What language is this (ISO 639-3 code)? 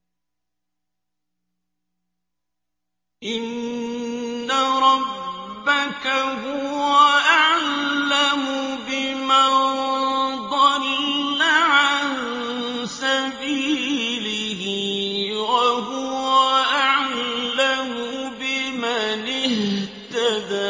ara